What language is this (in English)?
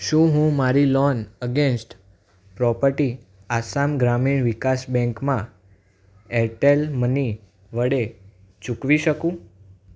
Gujarati